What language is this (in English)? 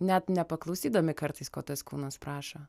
Lithuanian